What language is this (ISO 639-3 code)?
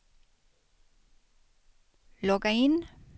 swe